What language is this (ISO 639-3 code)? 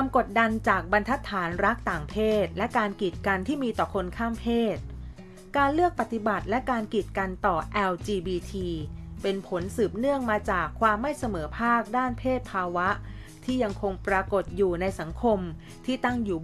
tha